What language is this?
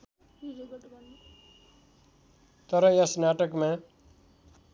Nepali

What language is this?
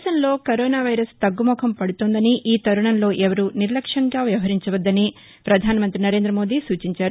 Telugu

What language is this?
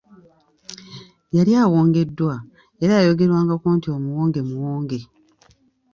Ganda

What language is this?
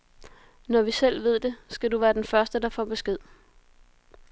Danish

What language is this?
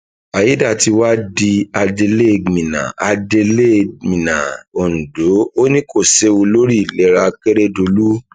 Yoruba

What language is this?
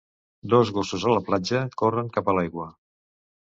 Catalan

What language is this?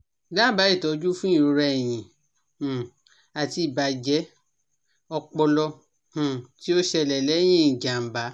Yoruba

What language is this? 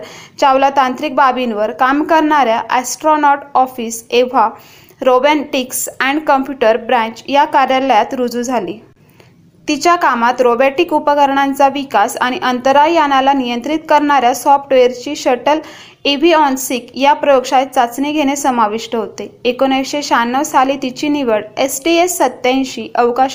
Marathi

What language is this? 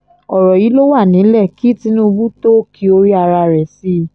Yoruba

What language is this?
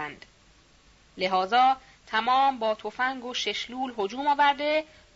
Persian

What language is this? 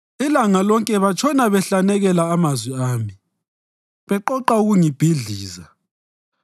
North Ndebele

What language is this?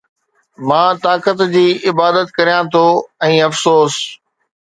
Sindhi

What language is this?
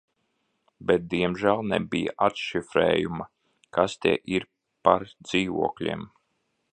Latvian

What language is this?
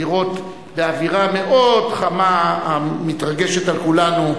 Hebrew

